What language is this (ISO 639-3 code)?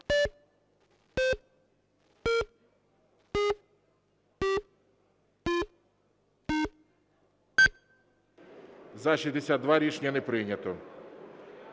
ukr